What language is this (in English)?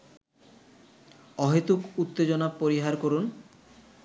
Bangla